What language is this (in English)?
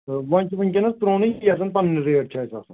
Kashmiri